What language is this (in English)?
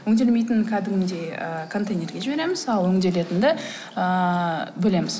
Kazakh